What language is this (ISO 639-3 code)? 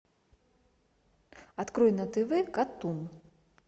rus